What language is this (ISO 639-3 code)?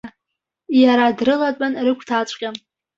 abk